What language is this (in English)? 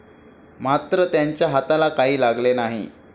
Marathi